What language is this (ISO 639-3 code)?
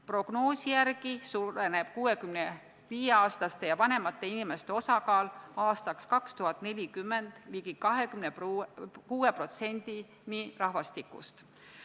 est